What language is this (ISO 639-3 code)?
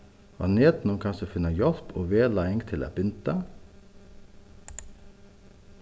fao